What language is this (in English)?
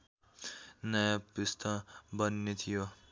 Nepali